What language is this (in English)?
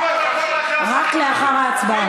Hebrew